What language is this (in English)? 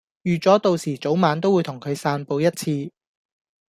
Cantonese